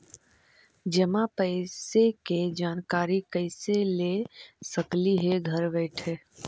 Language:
Magahi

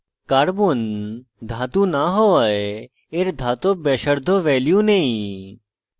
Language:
Bangla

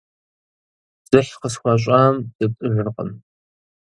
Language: Kabardian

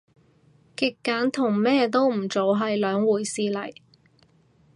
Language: Cantonese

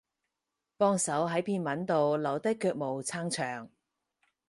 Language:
Cantonese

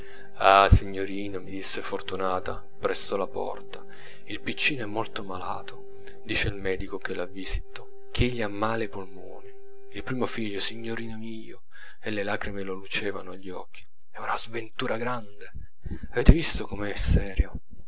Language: Italian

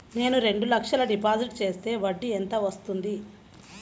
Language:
Telugu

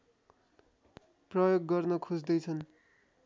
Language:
Nepali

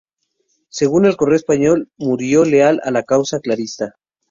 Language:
Spanish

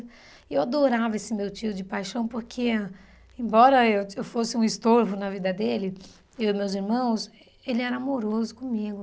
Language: Portuguese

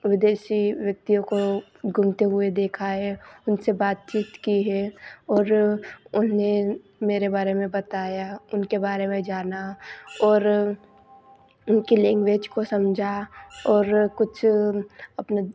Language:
Hindi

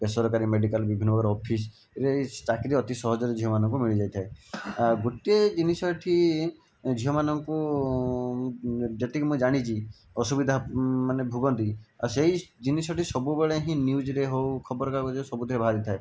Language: Odia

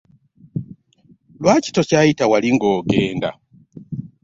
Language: Ganda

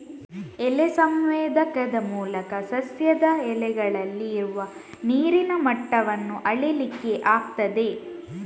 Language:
Kannada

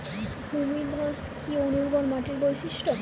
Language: Bangla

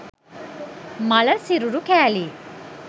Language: Sinhala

